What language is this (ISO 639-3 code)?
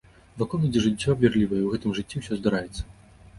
bel